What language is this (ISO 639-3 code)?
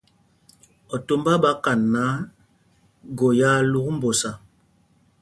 mgg